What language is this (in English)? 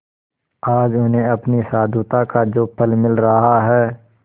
Hindi